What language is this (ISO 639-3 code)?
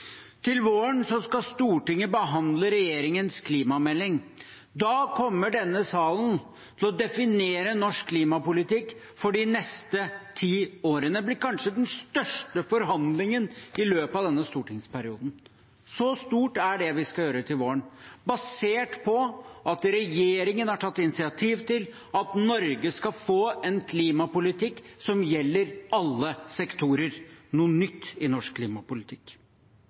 nob